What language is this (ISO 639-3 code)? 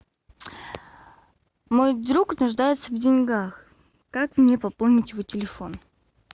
rus